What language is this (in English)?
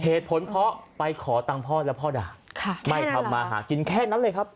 Thai